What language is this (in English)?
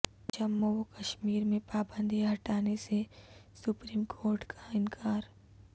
Urdu